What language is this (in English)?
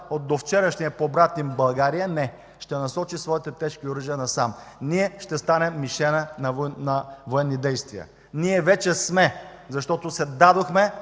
Bulgarian